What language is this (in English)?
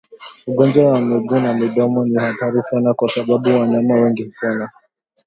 Swahili